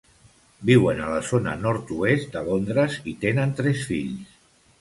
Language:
Catalan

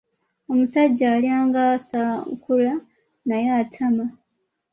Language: Ganda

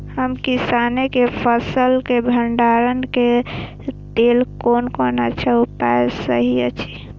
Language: Maithili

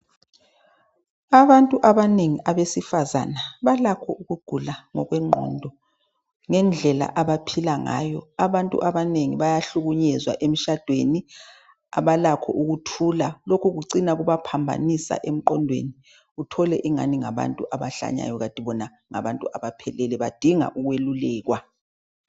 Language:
North Ndebele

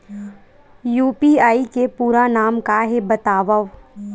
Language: Chhattisgarhi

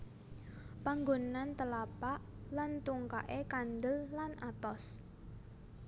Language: Javanese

